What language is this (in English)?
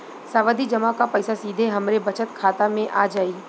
Bhojpuri